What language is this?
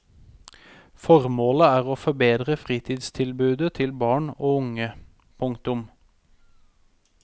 Norwegian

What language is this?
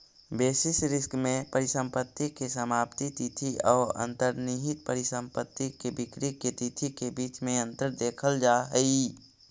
Magahi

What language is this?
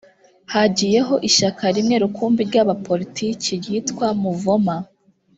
Kinyarwanda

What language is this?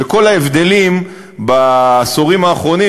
Hebrew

